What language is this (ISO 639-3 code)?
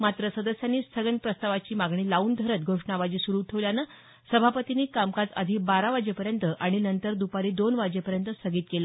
mar